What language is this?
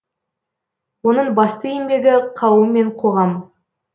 Kazakh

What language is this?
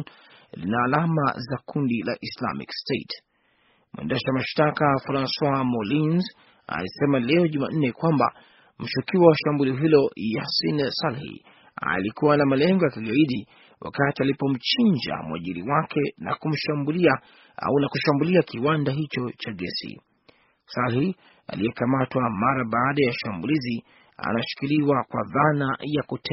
Swahili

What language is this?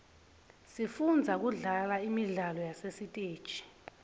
Swati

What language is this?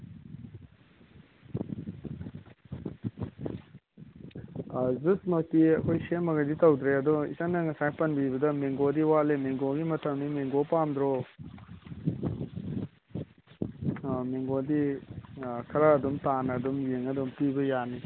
Manipuri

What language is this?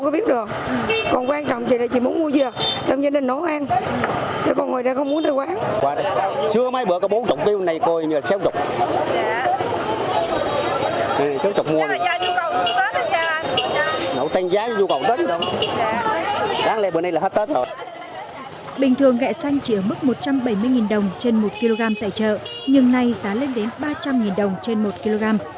Vietnamese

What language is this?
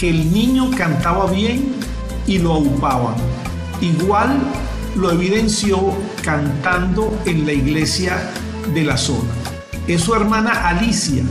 Spanish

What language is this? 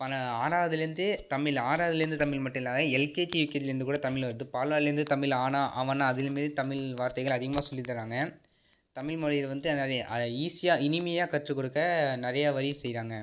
Tamil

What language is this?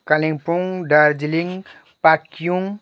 Nepali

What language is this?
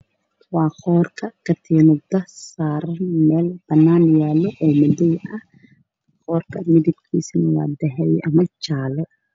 Somali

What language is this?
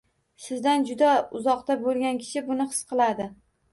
Uzbek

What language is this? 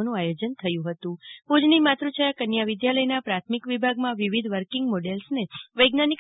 Gujarati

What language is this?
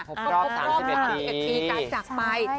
Thai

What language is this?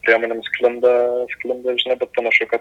Lithuanian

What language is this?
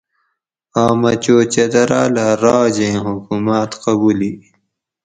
Gawri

